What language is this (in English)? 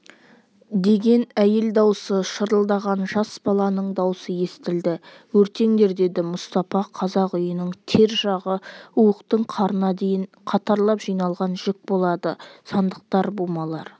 Kazakh